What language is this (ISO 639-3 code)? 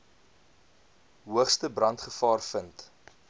afr